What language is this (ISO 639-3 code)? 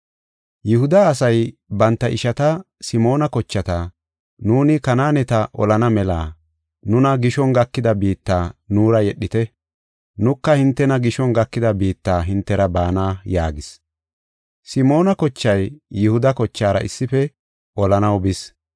gof